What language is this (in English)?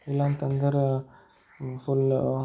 Kannada